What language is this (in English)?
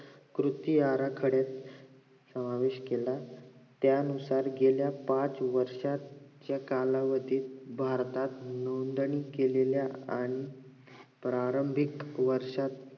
Marathi